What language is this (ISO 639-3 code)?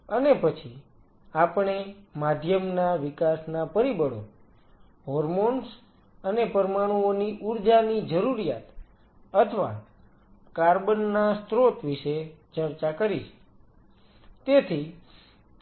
guj